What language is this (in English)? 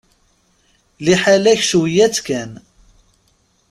Kabyle